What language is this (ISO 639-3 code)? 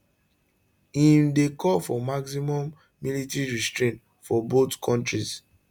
pcm